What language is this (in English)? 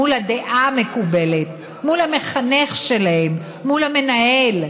Hebrew